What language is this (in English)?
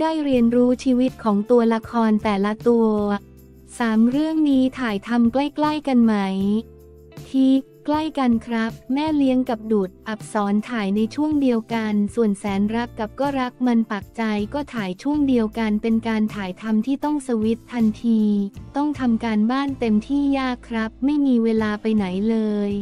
Thai